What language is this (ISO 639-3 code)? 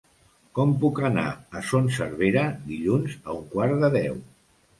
cat